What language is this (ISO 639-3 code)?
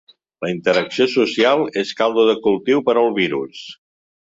cat